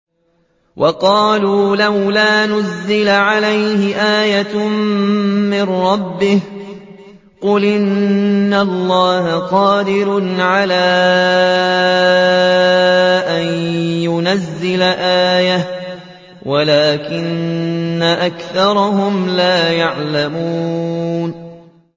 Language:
Arabic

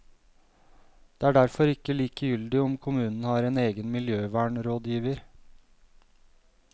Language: Norwegian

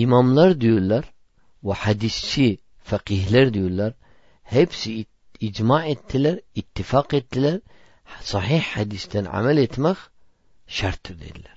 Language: Turkish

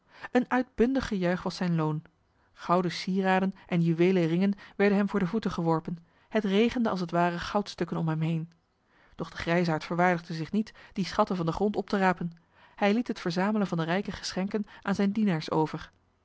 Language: Dutch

